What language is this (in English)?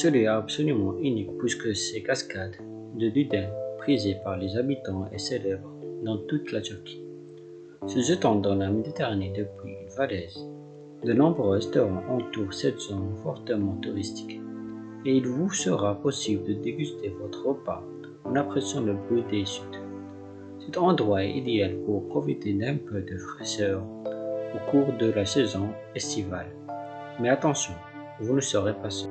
French